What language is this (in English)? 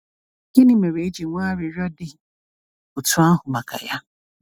Igbo